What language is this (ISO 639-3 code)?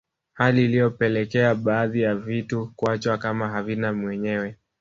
swa